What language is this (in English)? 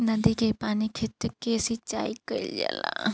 Bhojpuri